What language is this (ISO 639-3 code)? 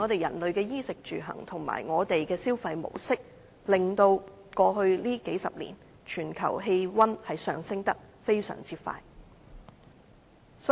yue